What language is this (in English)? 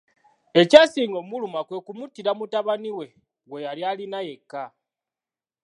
Ganda